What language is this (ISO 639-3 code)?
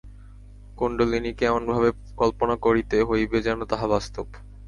ben